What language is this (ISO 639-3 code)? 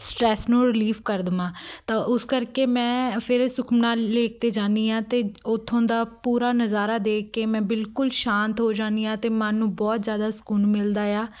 pan